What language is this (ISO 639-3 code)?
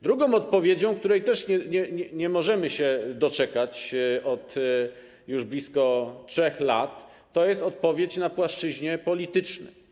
pol